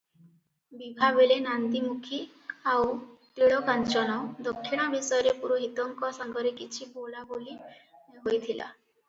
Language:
Odia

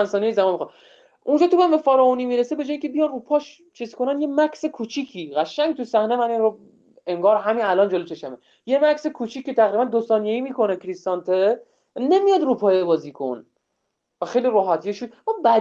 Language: Persian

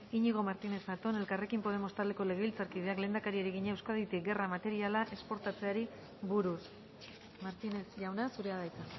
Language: Basque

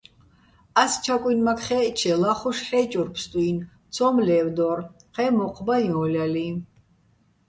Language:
Bats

